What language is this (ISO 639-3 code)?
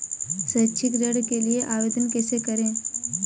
hin